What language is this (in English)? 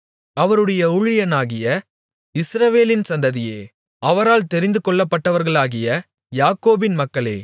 Tamil